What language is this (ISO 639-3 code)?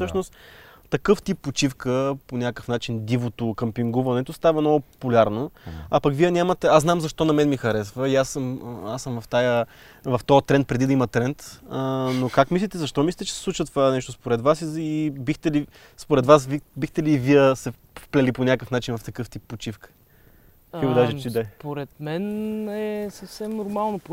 bul